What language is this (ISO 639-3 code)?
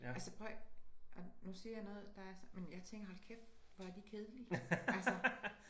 dan